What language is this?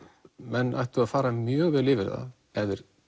Icelandic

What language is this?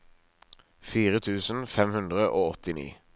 Norwegian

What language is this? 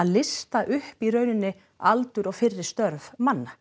Icelandic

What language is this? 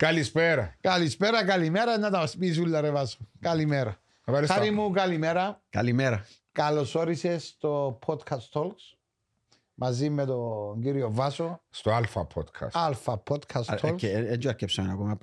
Greek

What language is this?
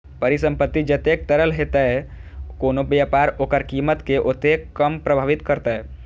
Maithili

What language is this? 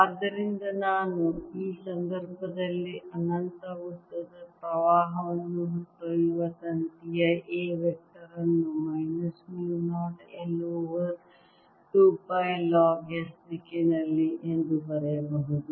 Kannada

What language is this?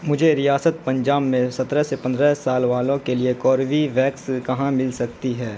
Urdu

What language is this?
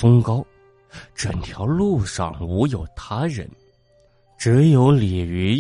Chinese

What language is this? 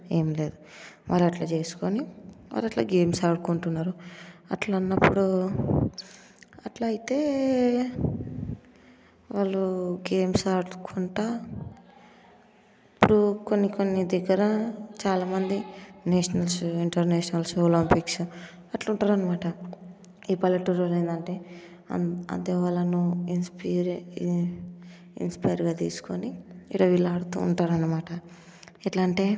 Telugu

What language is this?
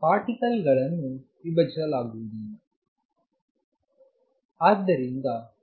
Kannada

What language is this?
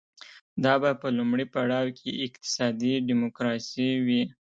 Pashto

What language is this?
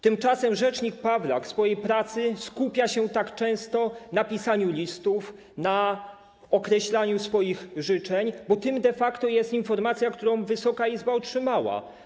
Polish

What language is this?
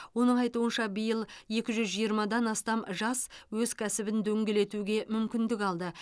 Kazakh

